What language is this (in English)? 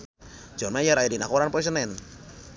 Sundanese